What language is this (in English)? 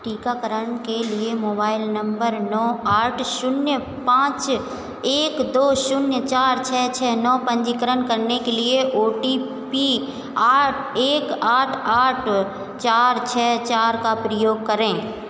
Hindi